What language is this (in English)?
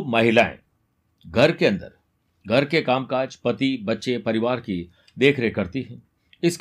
Hindi